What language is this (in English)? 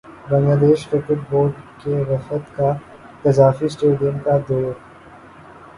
Urdu